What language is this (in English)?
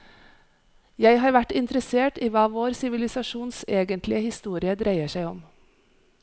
Norwegian